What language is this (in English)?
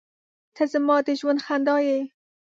Pashto